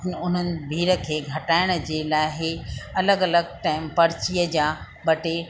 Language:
Sindhi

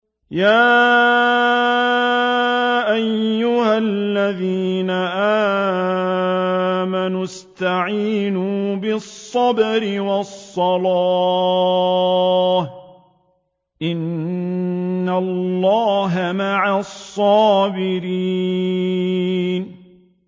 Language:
Arabic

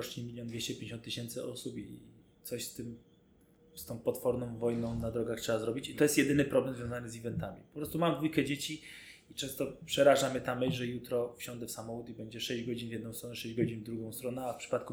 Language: Polish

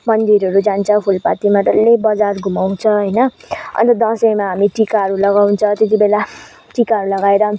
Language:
Nepali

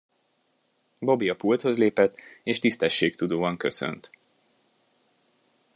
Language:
Hungarian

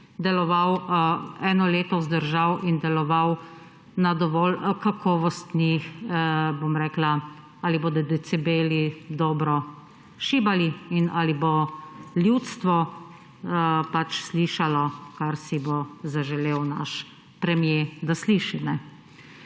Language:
Slovenian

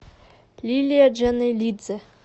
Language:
Russian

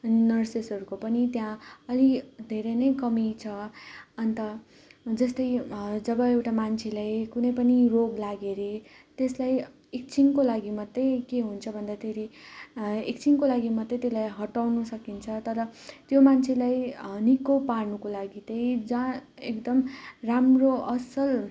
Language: Nepali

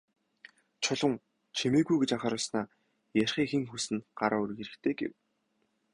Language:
Mongolian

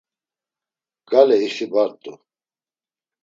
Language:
Laz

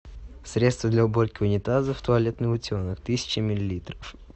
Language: Russian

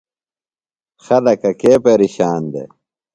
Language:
Phalura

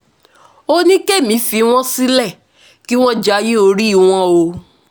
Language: Yoruba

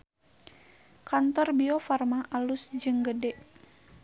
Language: Sundanese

